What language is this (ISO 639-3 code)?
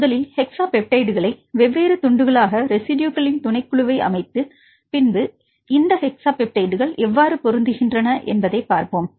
tam